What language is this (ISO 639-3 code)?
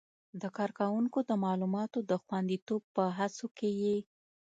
pus